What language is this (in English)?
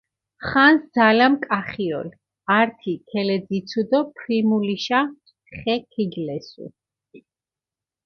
Mingrelian